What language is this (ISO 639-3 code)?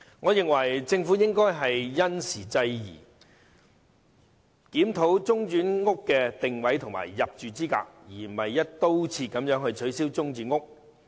yue